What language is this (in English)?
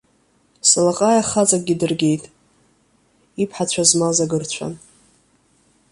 Abkhazian